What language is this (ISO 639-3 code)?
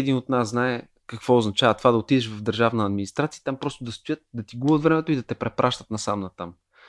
bul